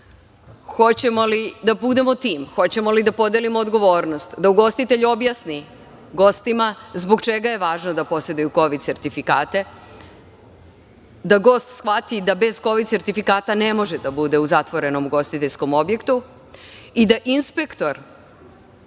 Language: Serbian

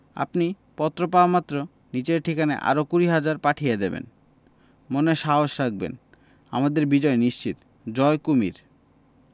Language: Bangla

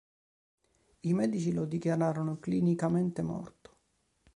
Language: Italian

